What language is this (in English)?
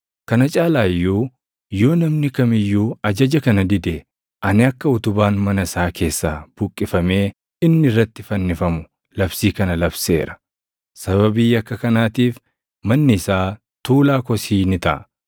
Oromo